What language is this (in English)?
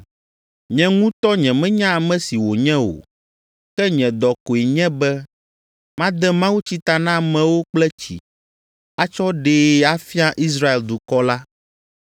Ewe